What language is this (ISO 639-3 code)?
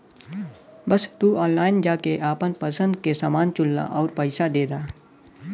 bho